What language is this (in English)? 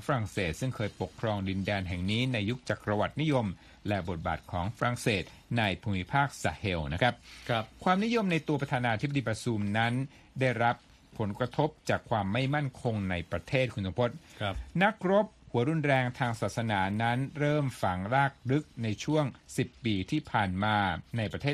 Thai